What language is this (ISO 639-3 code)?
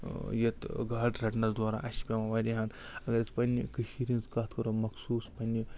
kas